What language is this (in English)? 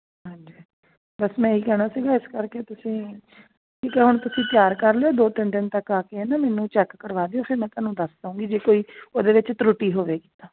Punjabi